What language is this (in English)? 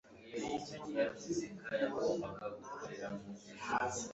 Kinyarwanda